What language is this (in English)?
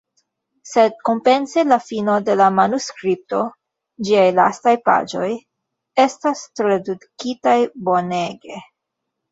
Esperanto